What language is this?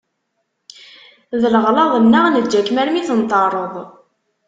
Kabyle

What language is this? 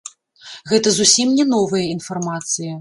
Belarusian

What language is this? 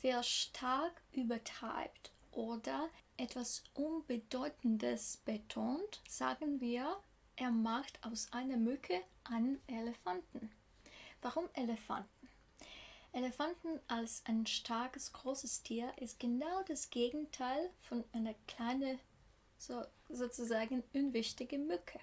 German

